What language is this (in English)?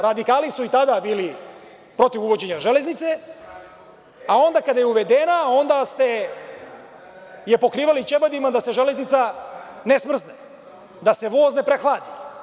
Serbian